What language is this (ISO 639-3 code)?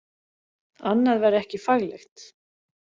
isl